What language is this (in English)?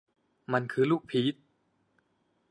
Thai